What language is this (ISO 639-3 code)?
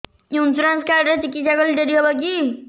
ori